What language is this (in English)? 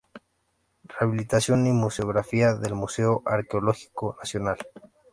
Spanish